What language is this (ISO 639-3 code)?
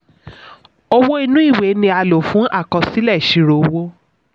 yor